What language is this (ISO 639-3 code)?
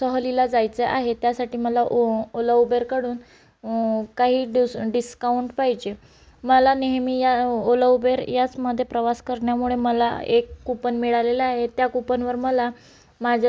mar